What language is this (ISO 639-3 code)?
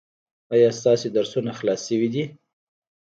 pus